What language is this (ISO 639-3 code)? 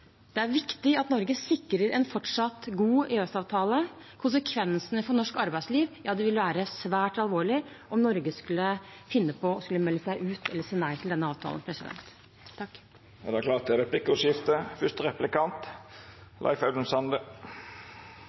nob